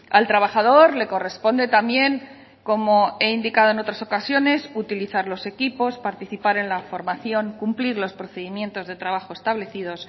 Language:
Spanish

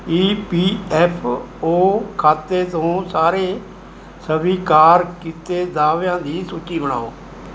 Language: Punjabi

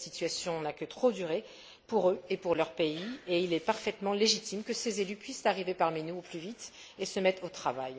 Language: French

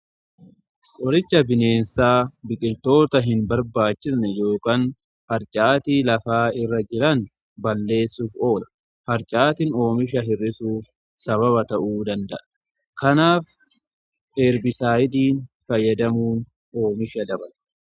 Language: Oromo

